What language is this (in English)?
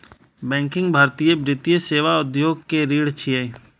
Maithili